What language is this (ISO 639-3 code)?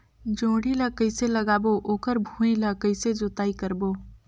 hne